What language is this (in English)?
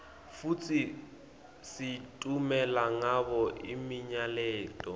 Swati